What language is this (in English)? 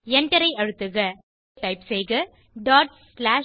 Tamil